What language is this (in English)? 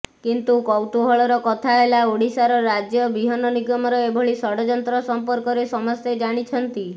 Odia